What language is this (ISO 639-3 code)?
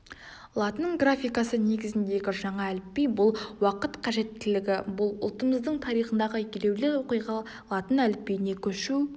kaz